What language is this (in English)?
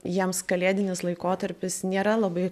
Lithuanian